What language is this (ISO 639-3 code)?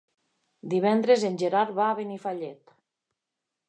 cat